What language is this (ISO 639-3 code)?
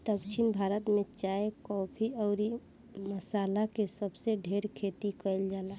bho